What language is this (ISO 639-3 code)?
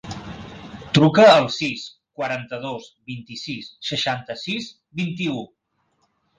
cat